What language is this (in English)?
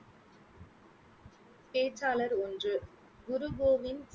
Tamil